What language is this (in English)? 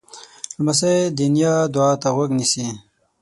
Pashto